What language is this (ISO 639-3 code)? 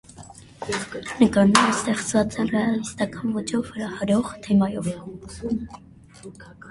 hye